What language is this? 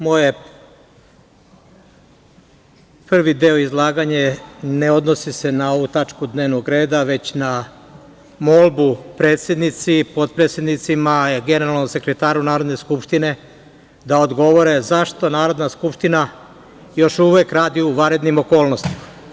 Serbian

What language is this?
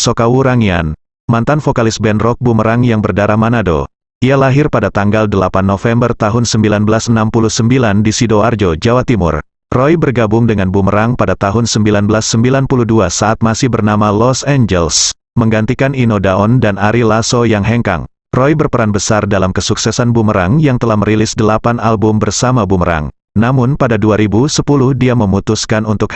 Indonesian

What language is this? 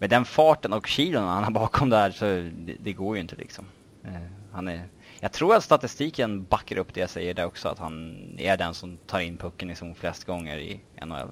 Swedish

